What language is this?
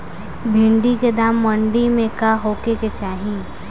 Bhojpuri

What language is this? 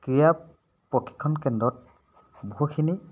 Assamese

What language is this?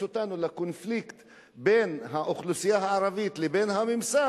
Hebrew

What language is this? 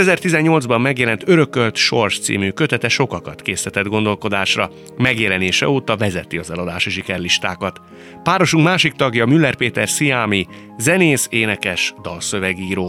Hungarian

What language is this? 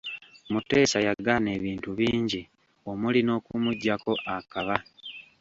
Ganda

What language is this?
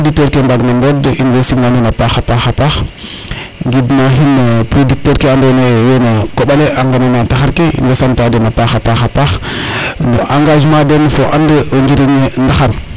Serer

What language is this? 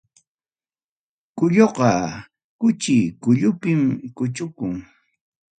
Ayacucho Quechua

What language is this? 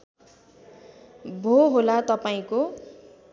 Nepali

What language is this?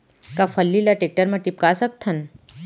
Chhattisgarhi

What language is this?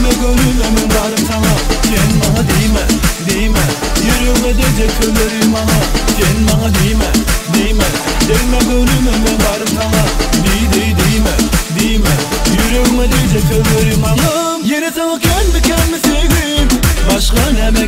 Romanian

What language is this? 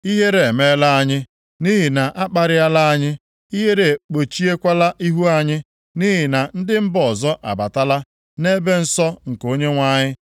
Igbo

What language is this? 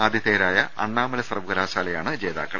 Malayalam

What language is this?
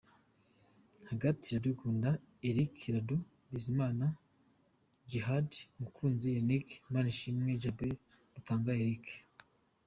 Kinyarwanda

